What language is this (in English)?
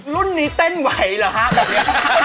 Thai